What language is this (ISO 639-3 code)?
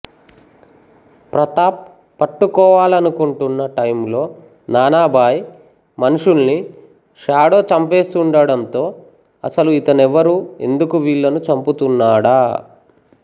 tel